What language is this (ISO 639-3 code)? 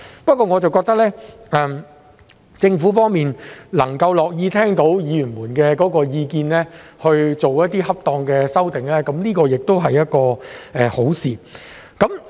yue